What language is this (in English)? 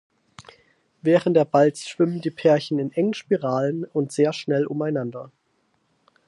German